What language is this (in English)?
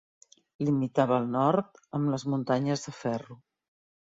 Catalan